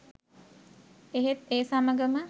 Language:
Sinhala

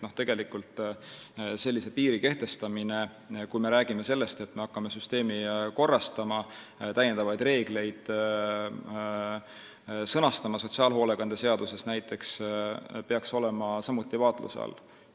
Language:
Estonian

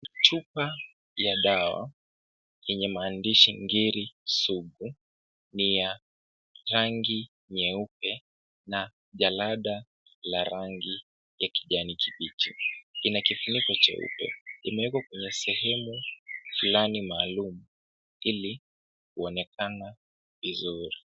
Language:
Swahili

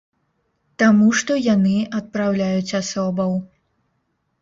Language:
Belarusian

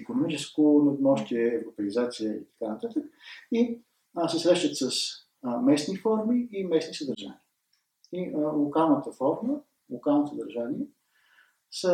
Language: Bulgarian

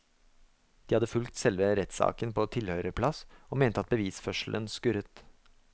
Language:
Norwegian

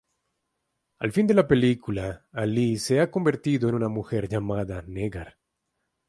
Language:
Spanish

